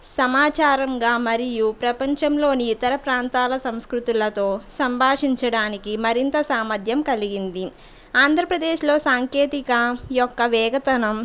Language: Telugu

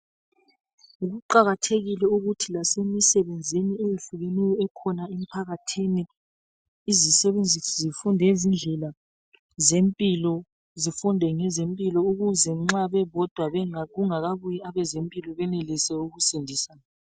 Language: North Ndebele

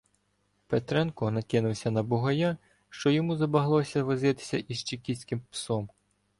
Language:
Ukrainian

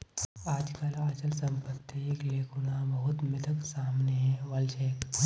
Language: Magahi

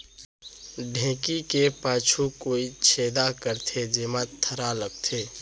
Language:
Chhattisgarhi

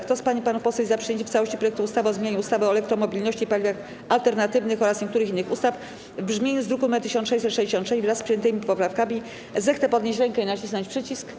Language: Polish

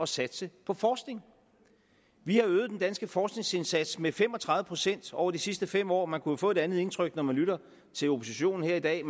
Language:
Danish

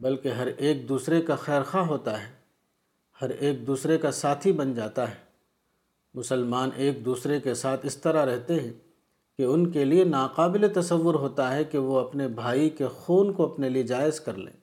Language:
Urdu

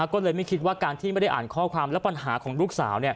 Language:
Thai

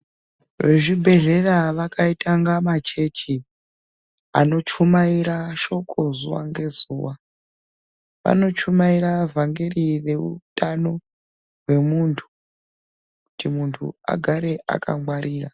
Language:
Ndau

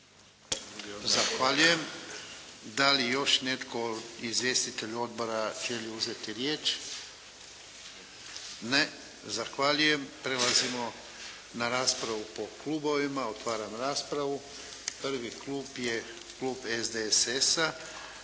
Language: Croatian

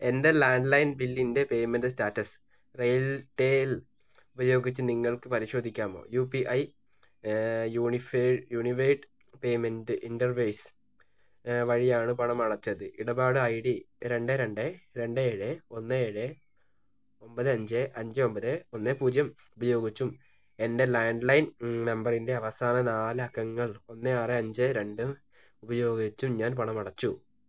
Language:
Malayalam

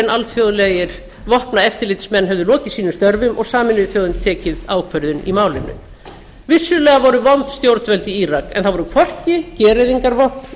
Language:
Icelandic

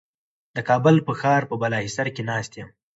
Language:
Pashto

